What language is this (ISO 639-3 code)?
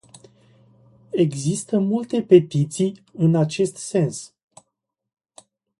ron